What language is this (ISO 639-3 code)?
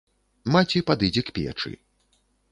bel